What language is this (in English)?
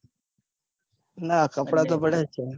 Gujarati